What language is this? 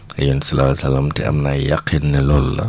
Wolof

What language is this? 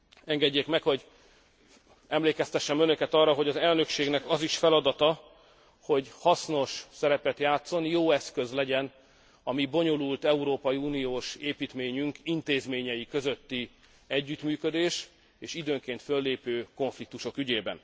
Hungarian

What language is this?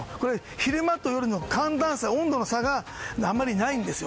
Japanese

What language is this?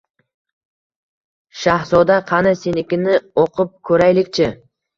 Uzbek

